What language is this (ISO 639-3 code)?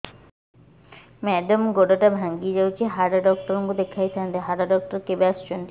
ori